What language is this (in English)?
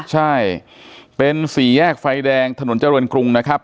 Thai